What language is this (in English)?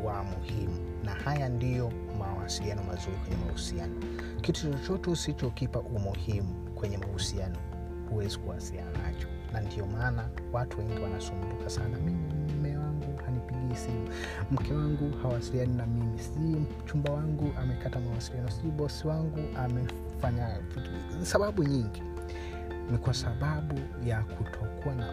Swahili